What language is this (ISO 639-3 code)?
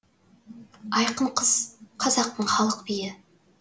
kaz